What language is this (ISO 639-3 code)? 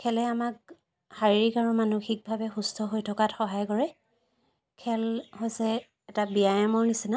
asm